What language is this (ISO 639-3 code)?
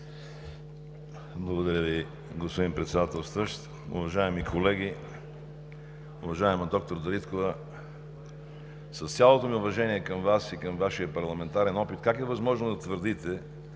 bul